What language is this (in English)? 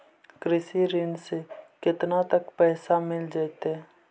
Magahi